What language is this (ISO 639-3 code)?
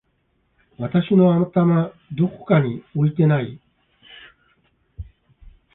jpn